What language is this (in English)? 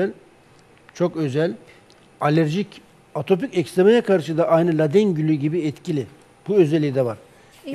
Turkish